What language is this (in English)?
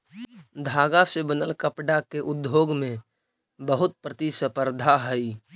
Magahi